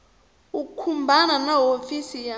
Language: Tsonga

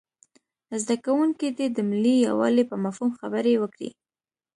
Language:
Pashto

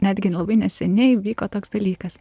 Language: Lithuanian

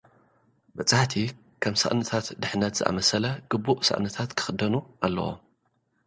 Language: Tigrinya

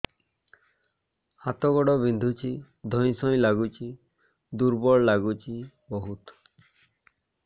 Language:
Odia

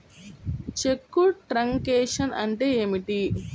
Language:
Telugu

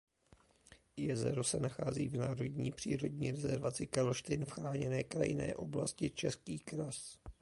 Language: Czech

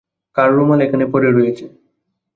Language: Bangla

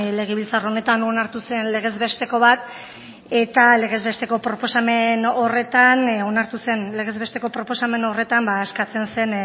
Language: Basque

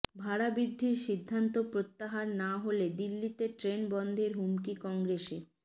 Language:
Bangla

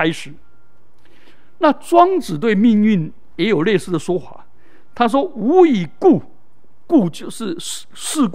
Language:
Chinese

